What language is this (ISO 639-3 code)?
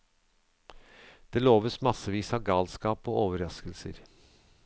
nor